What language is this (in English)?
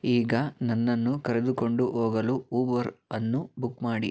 Kannada